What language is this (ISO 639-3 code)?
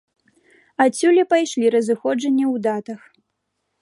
bel